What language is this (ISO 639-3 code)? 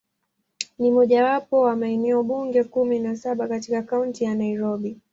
swa